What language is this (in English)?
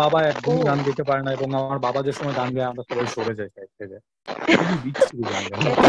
Bangla